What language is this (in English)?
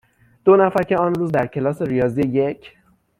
Persian